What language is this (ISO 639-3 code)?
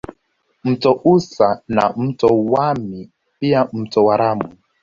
swa